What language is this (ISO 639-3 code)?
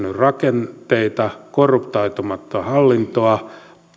fin